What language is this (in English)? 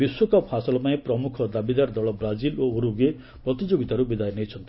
Odia